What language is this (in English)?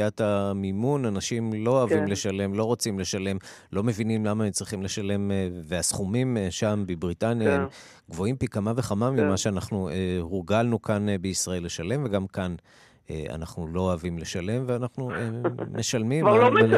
Hebrew